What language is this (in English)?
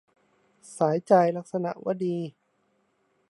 Thai